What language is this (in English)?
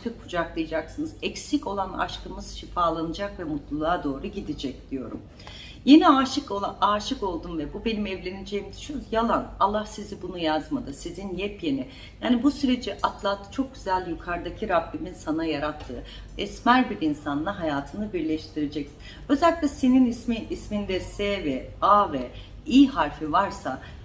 Turkish